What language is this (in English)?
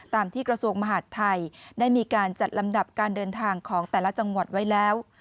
Thai